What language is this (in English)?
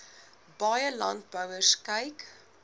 Afrikaans